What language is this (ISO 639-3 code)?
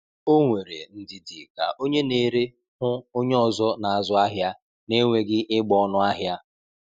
ibo